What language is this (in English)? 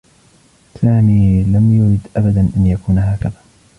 Arabic